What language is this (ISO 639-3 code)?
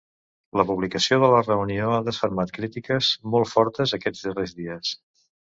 cat